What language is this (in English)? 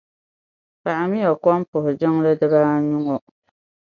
Dagbani